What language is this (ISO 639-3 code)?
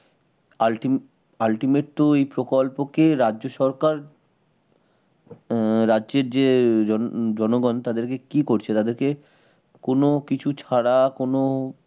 ben